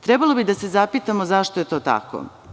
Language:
Serbian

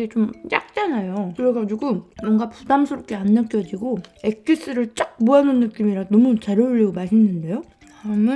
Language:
Korean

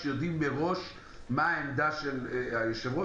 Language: Hebrew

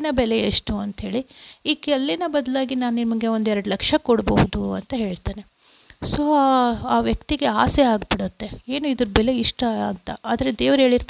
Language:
Kannada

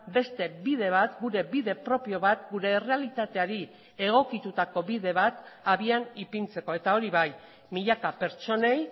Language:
Basque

